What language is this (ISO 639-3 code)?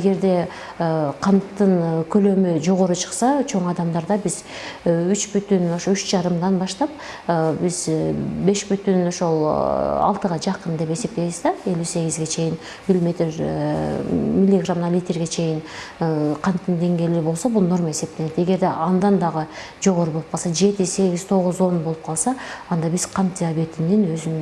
tur